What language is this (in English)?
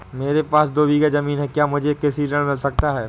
Hindi